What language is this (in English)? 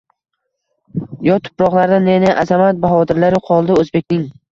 Uzbek